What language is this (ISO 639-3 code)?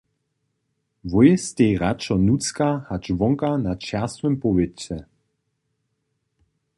hsb